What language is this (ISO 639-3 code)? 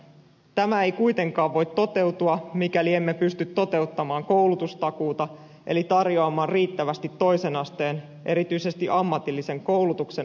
fin